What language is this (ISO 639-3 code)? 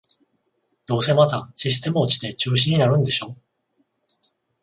jpn